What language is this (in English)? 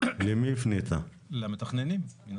Hebrew